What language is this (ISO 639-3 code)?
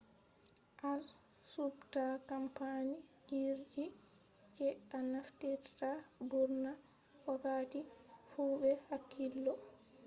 ful